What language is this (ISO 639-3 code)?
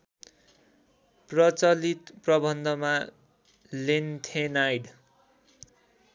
nep